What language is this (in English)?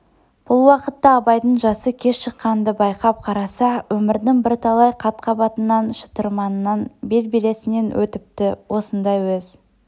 Kazakh